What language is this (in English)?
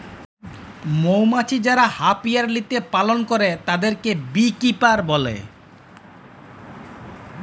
Bangla